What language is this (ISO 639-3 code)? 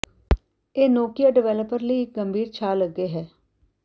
pan